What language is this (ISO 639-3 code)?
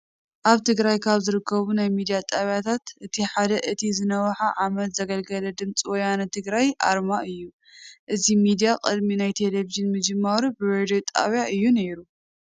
tir